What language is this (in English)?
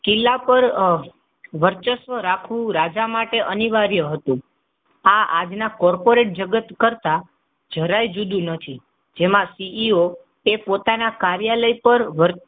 Gujarati